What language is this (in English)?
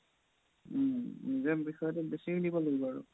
Assamese